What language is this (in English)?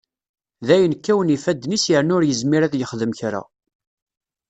Kabyle